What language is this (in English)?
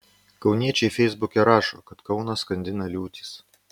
Lithuanian